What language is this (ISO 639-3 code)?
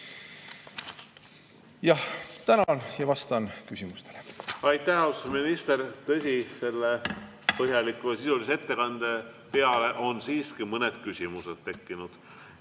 est